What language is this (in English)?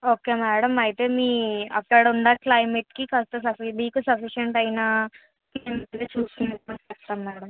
Telugu